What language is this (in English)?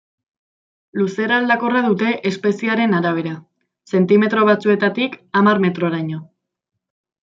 Basque